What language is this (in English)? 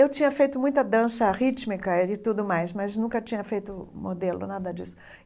Portuguese